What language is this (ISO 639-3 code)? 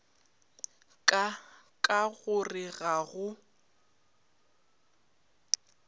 nso